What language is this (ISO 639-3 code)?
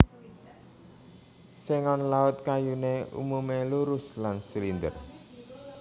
jav